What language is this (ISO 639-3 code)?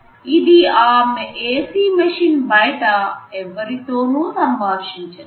tel